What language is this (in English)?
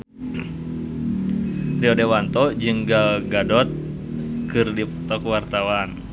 Sundanese